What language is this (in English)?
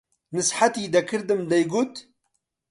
Central Kurdish